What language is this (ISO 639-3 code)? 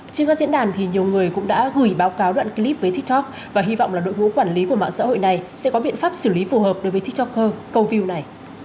vie